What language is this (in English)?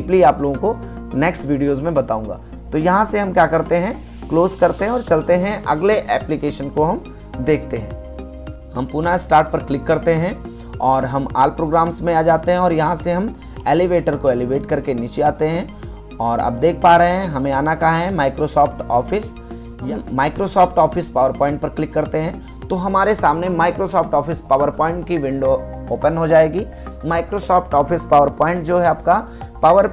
Hindi